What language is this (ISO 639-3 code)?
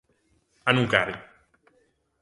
glg